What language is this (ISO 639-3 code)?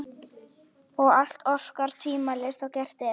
isl